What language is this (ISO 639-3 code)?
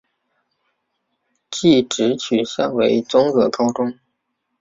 zho